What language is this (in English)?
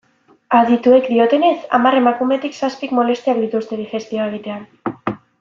Basque